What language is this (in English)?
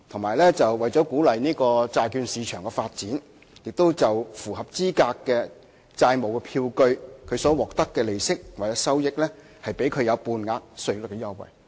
Cantonese